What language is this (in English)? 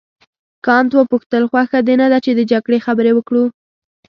Pashto